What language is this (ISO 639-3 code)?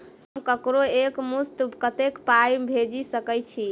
mai